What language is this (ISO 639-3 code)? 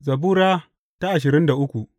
hau